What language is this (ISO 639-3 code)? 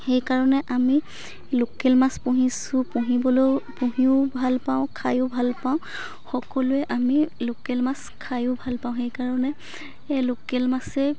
asm